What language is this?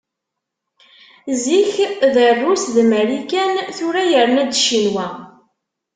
Kabyle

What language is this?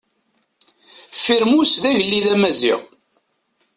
Kabyle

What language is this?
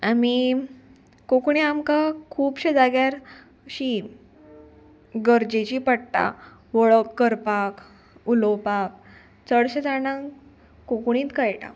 Konkani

